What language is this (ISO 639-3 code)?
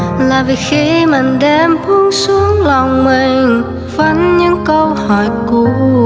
vie